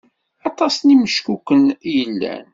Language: Kabyle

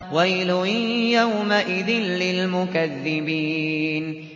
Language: Arabic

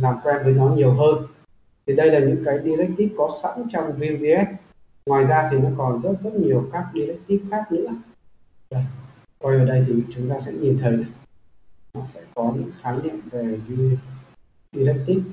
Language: Vietnamese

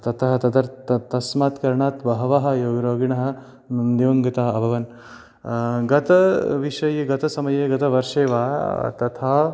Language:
Sanskrit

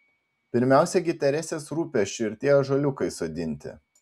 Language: Lithuanian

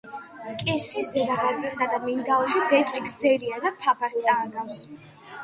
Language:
Georgian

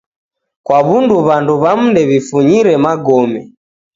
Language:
Taita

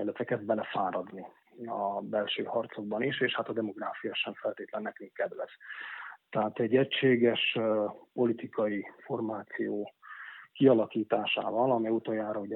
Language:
Hungarian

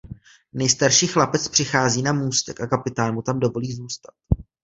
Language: Czech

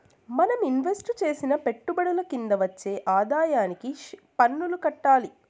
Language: Telugu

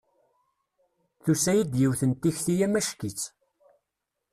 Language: Kabyle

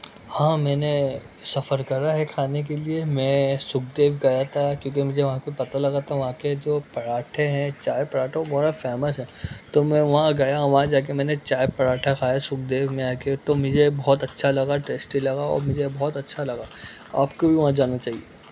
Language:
Urdu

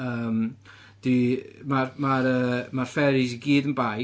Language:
Welsh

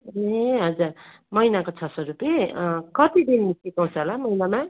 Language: Nepali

